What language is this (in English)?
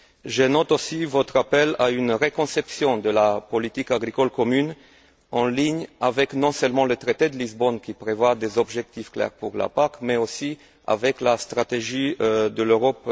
French